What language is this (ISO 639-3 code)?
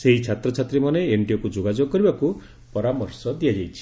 ori